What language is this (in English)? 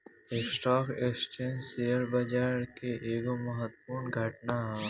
Bhojpuri